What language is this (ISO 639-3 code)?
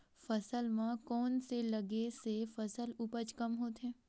hne